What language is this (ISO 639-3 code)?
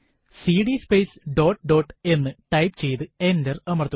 mal